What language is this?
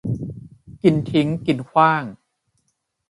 Thai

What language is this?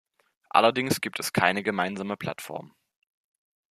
German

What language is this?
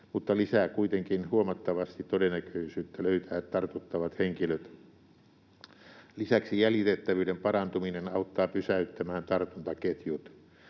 Finnish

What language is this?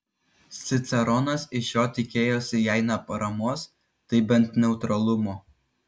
Lithuanian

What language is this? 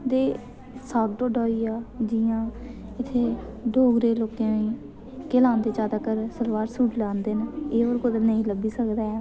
Dogri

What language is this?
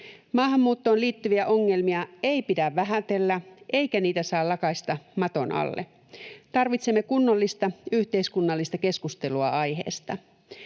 Finnish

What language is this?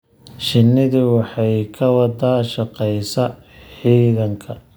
Somali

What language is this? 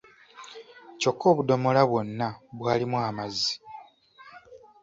Ganda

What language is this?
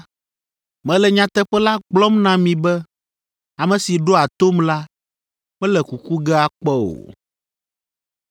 Ewe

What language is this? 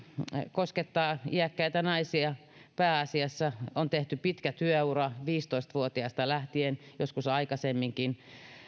Finnish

